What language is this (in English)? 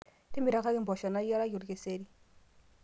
Masai